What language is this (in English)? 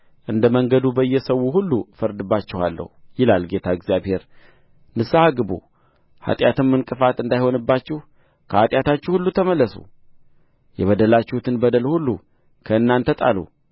Amharic